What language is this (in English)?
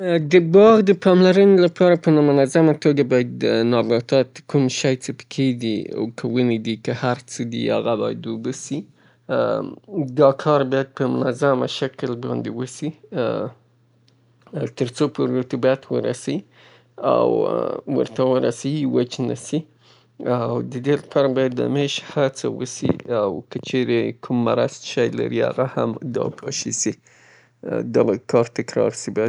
Southern Pashto